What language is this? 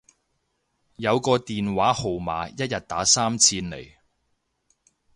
Cantonese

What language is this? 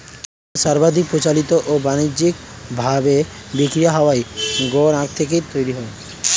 Bangla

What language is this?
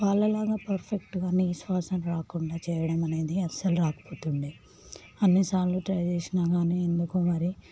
Telugu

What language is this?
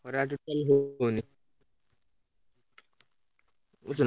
Odia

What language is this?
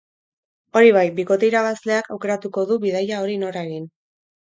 Basque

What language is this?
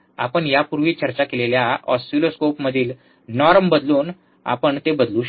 Marathi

